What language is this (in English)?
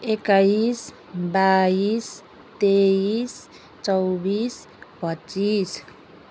Nepali